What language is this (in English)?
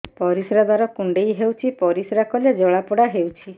Odia